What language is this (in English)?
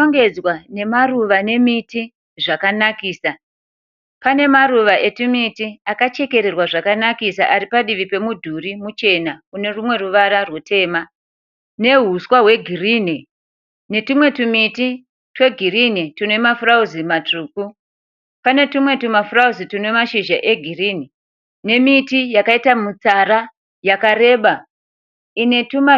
Shona